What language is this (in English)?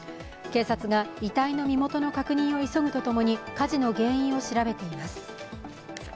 Japanese